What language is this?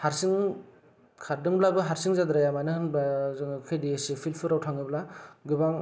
Bodo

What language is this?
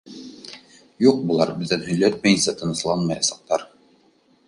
Bashkir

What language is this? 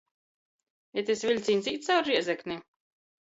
Latgalian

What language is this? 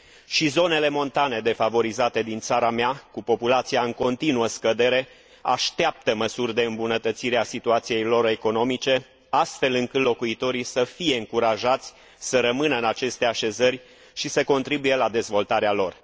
Romanian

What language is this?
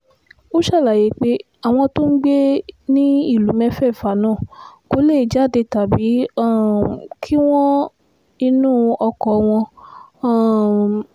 Yoruba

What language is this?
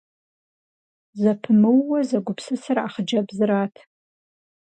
Kabardian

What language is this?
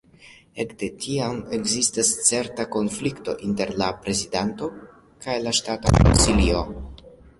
Esperanto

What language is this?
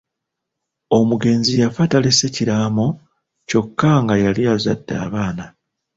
Ganda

